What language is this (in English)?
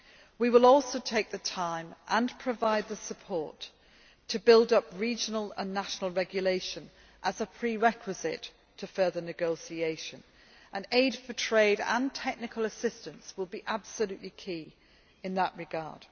English